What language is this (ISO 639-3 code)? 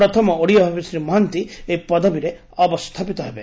ori